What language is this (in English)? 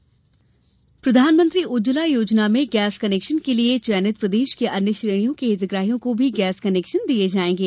Hindi